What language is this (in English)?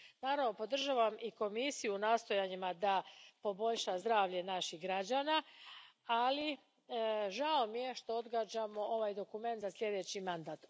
Croatian